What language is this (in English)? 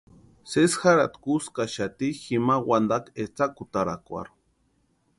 Western Highland Purepecha